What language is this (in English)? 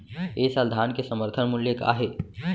Chhattisgarhi